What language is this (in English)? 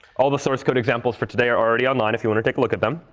English